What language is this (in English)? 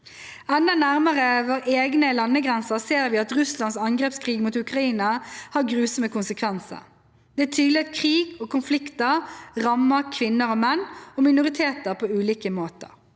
Norwegian